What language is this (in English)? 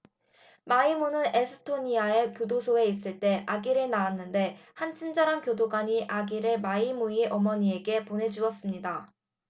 Korean